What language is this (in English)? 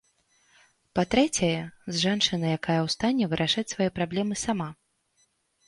Belarusian